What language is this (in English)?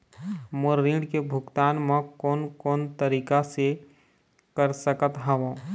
Chhattisgarhi